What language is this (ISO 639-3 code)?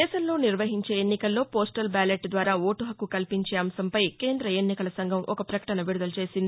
tel